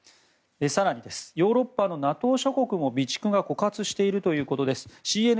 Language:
Japanese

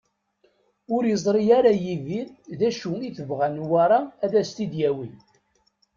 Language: Kabyle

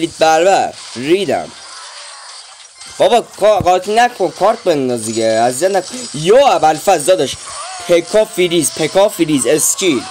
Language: Persian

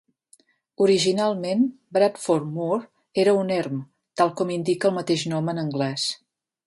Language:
Catalan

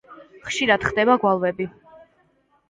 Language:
Georgian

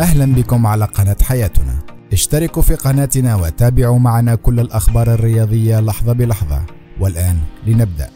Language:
Arabic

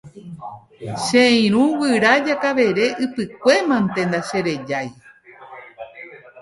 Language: Guarani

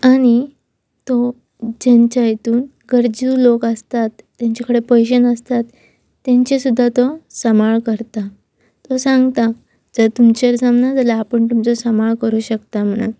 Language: Konkani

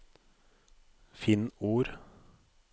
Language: Norwegian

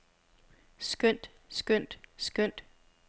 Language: Danish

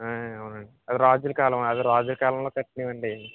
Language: Telugu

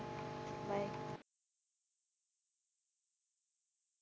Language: Punjabi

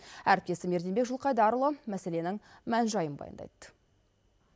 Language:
Kazakh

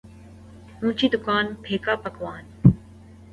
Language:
Urdu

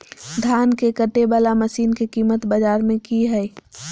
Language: Magahi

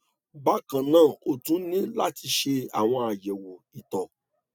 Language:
Yoruba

